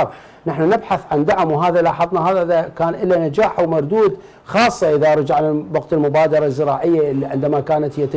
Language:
Arabic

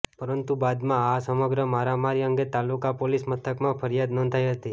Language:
Gujarati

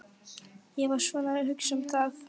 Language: Icelandic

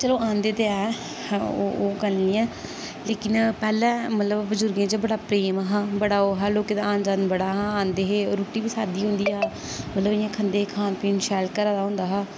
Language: Dogri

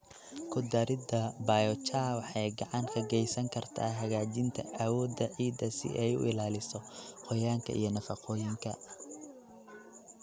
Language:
Somali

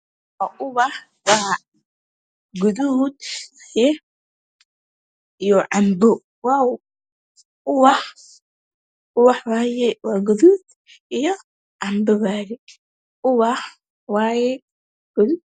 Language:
Somali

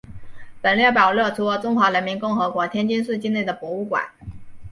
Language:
Chinese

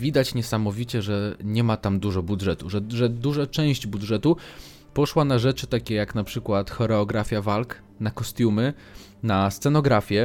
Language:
Polish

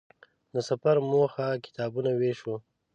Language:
Pashto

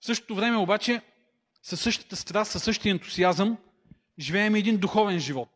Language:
Bulgarian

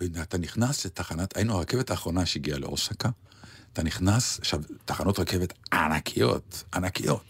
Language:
Hebrew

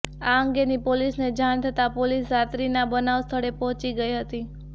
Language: Gujarati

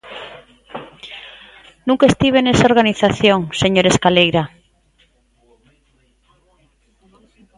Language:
Galician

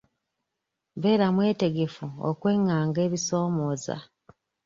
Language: Ganda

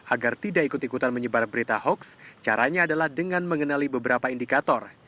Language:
Indonesian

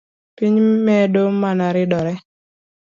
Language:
Luo (Kenya and Tanzania)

